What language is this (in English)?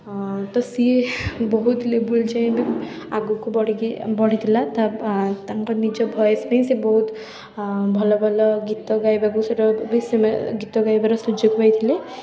Odia